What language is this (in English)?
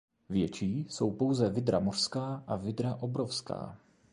Czech